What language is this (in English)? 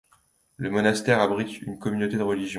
French